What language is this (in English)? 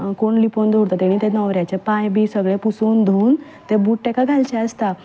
Konkani